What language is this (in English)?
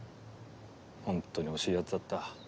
Japanese